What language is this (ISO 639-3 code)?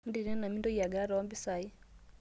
mas